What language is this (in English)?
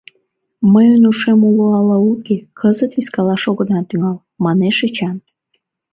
Mari